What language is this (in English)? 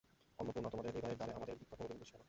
Bangla